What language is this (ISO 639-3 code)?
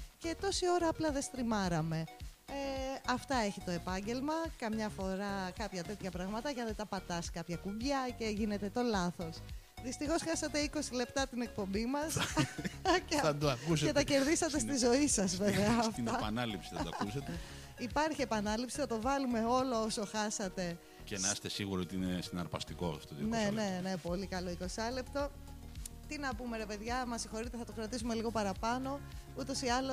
ell